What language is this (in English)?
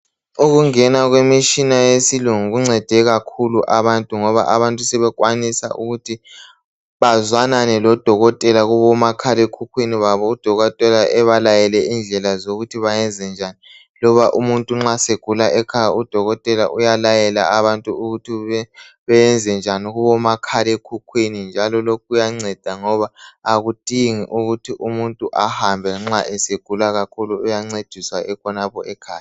North Ndebele